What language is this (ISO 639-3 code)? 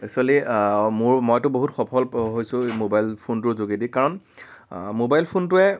asm